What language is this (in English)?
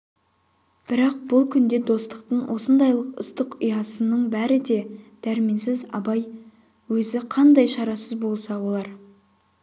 Kazakh